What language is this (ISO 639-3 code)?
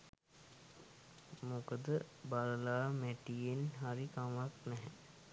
sin